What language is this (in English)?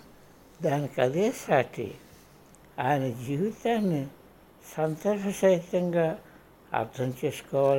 Telugu